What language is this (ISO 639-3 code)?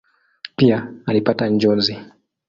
swa